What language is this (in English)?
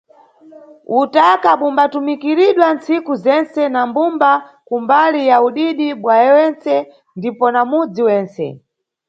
Nyungwe